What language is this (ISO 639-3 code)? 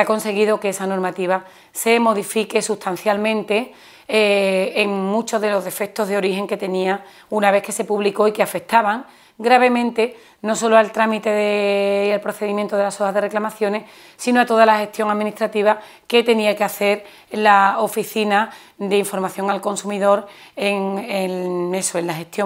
spa